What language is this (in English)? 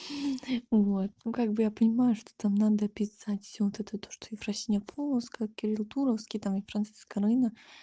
Russian